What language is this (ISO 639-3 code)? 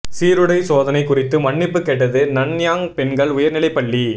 tam